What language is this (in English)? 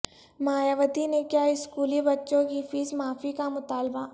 Urdu